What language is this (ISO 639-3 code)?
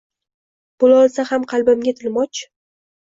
uzb